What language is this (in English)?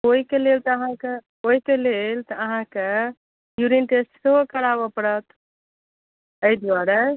Maithili